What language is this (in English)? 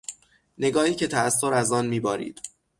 Persian